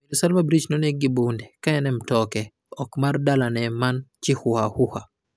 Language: Luo (Kenya and Tanzania)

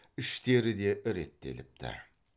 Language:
Kazakh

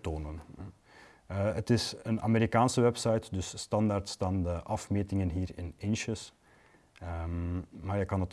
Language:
Dutch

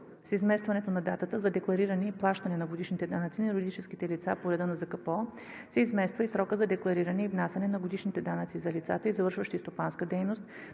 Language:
Bulgarian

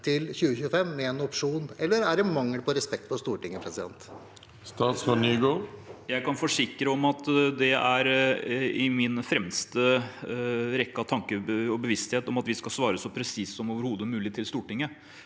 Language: Norwegian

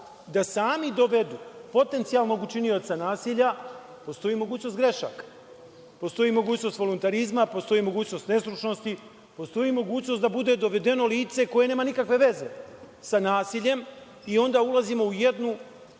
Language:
Serbian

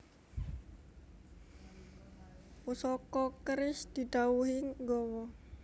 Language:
Javanese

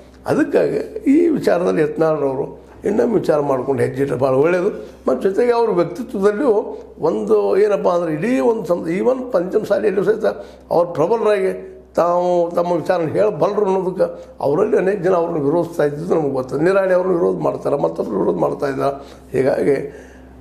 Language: Kannada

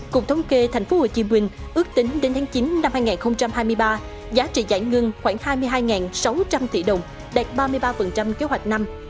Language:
Vietnamese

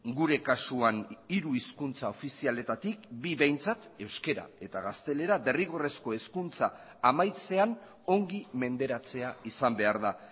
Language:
Basque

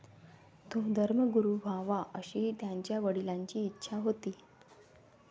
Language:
Marathi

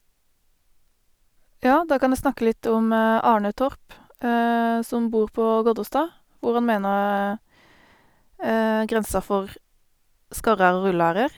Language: Norwegian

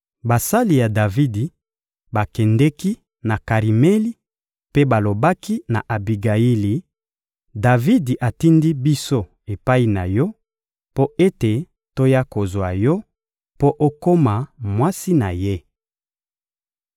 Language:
Lingala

